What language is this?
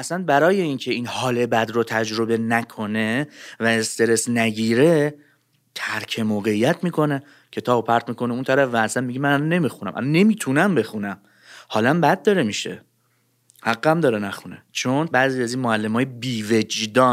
Persian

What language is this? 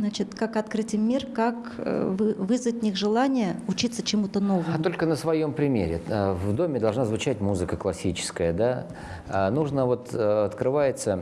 Russian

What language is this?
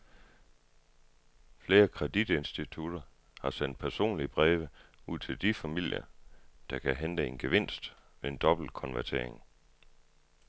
Danish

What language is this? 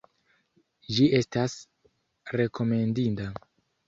Esperanto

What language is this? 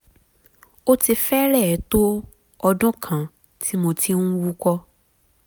Yoruba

